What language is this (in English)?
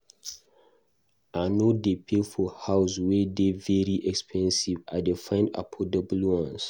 Nigerian Pidgin